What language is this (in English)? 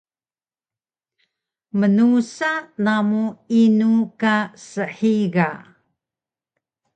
Taroko